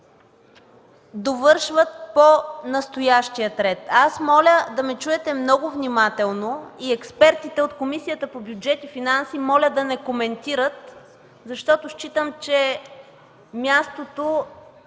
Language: Bulgarian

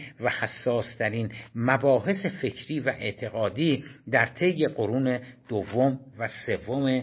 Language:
Persian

